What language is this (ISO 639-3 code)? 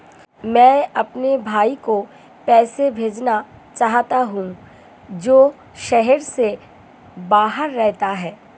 hin